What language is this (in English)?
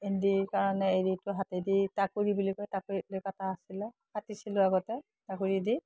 Assamese